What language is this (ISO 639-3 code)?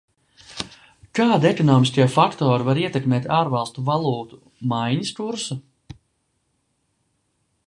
lav